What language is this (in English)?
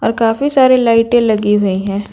Hindi